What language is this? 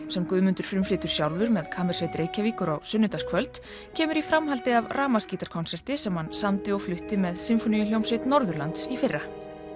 Icelandic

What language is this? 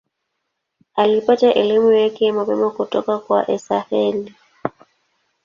Swahili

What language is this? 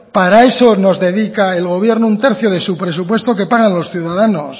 Spanish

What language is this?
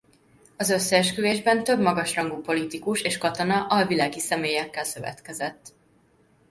Hungarian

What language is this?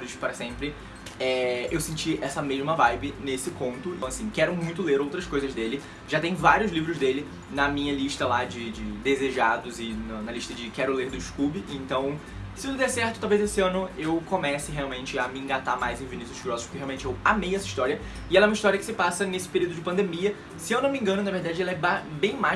Portuguese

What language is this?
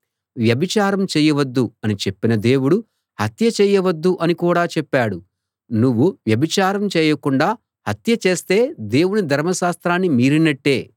Telugu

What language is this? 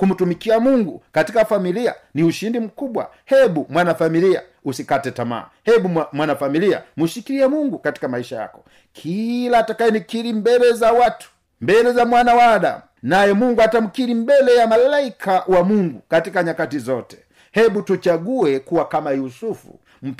Swahili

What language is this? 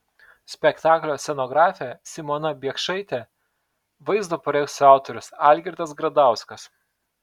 Lithuanian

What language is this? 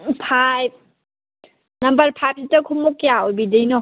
Manipuri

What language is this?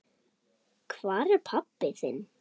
Icelandic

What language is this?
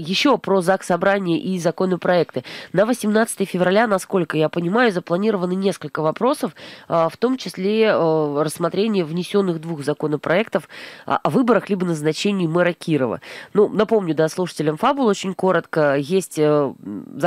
Russian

